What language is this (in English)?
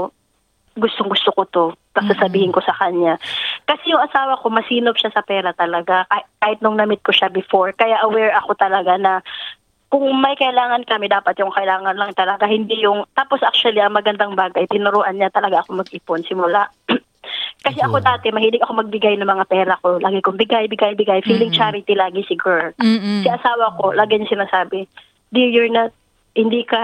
Filipino